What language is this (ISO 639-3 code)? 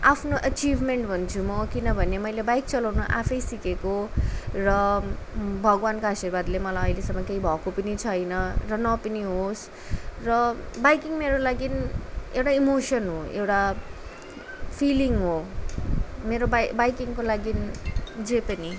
nep